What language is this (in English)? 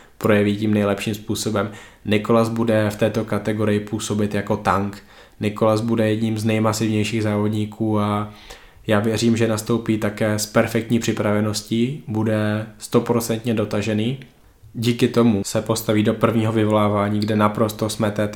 Czech